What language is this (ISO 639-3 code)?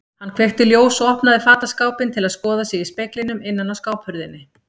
isl